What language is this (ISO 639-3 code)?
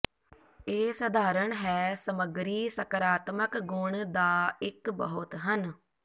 pan